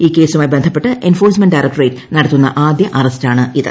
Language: Malayalam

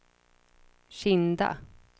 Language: Swedish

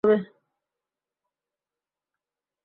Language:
Bangla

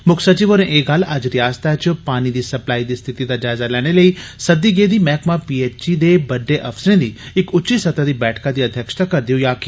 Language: Dogri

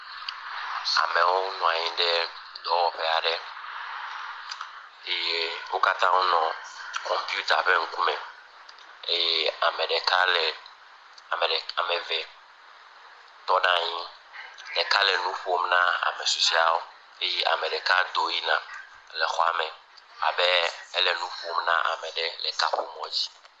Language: Ewe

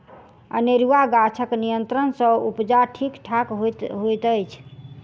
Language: Maithili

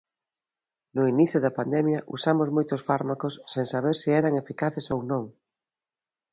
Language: Galician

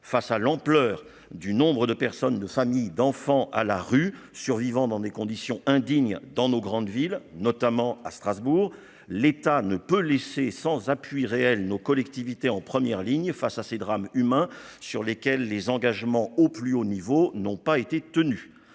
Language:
French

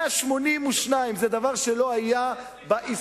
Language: Hebrew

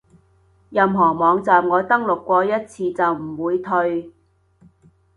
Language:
Cantonese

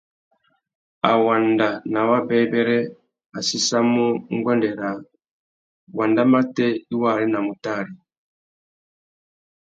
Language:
Tuki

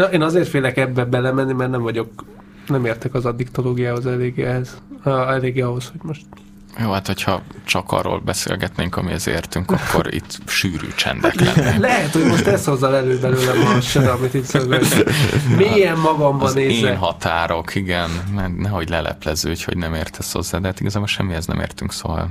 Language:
Hungarian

